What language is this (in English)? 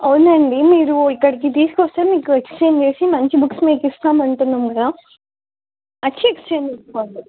Telugu